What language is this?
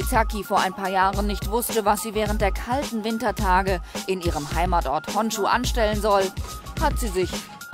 German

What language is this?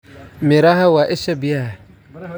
Somali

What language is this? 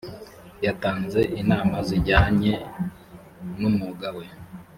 Kinyarwanda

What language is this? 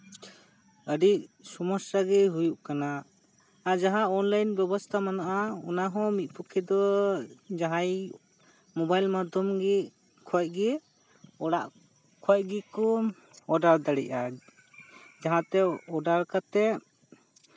Santali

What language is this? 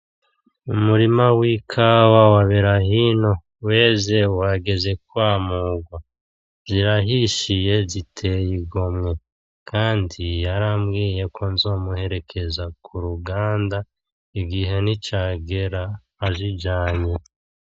Rundi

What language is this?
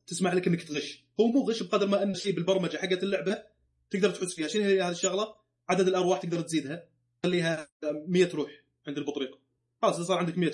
Arabic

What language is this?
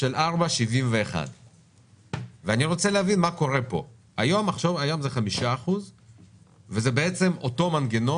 Hebrew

